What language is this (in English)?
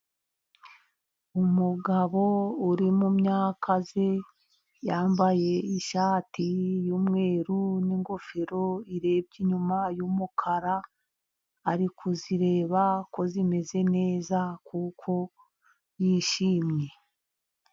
Kinyarwanda